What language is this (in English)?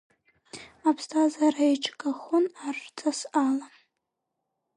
Abkhazian